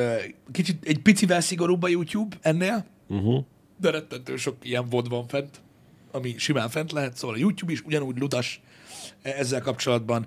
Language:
Hungarian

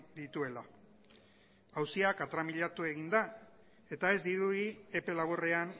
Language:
Basque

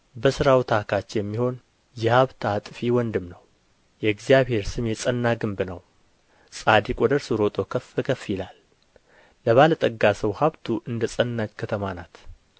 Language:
Amharic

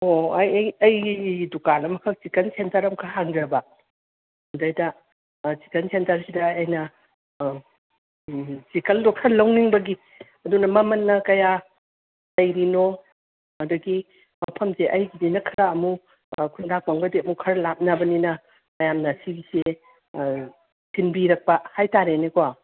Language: Manipuri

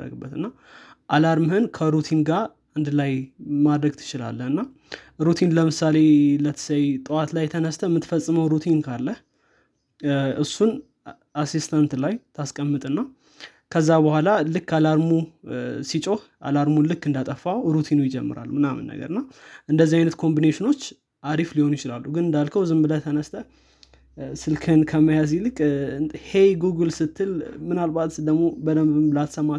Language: Amharic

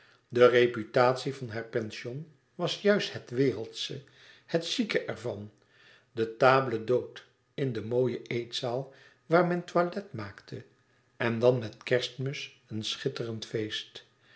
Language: Dutch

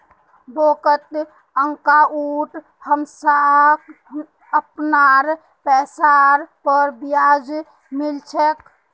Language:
Magahi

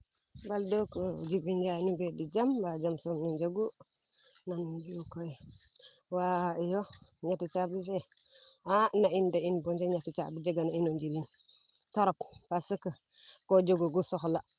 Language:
Serer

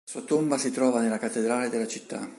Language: Italian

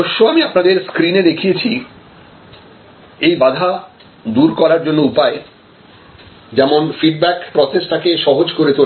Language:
Bangla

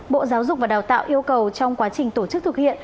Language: Vietnamese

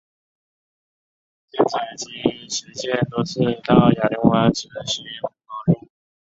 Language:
Chinese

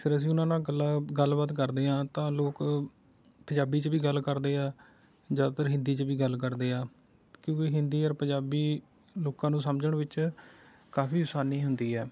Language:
Punjabi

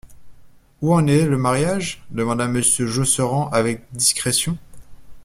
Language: French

